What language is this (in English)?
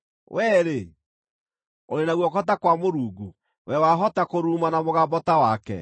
Kikuyu